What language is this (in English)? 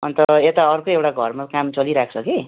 Nepali